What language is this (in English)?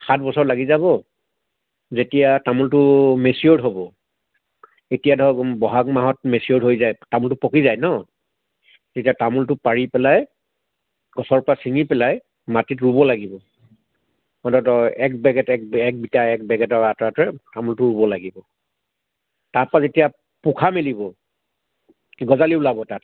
Assamese